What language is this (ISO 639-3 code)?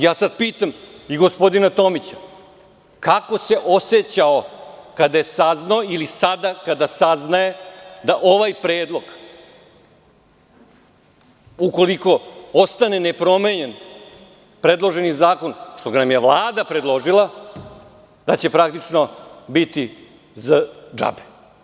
srp